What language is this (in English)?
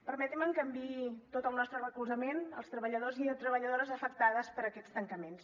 Catalan